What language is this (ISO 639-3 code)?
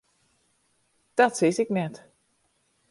fry